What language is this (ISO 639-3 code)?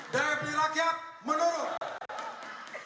ind